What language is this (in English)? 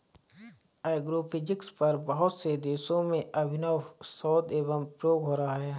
Hindi